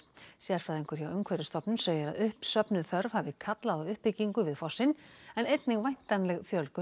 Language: Icelandic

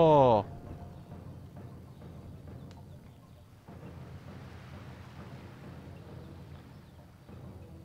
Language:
Korean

